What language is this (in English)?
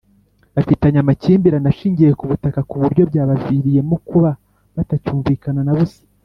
Kinyarwanda